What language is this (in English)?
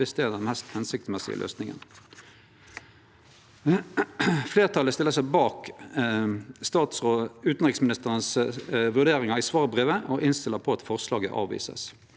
Norwegian